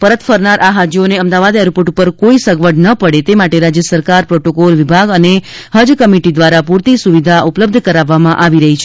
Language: Gujarati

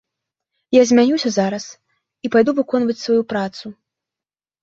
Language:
Belarusian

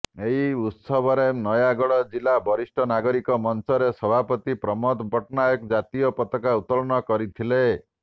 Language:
Odia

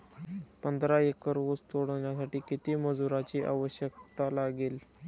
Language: Marathi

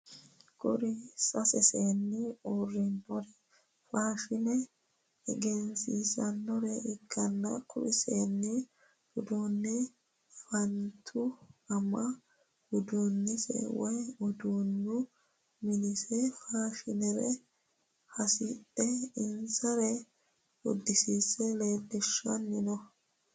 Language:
Sidamo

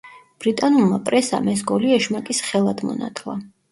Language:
Georgian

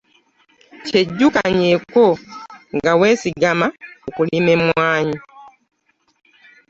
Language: Ganda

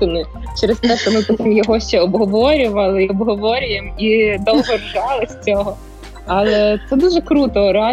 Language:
Ukrainian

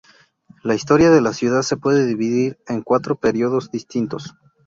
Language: Spanish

